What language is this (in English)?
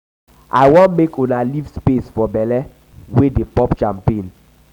Nigerian Pidgin